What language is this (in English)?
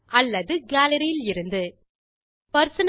Tamil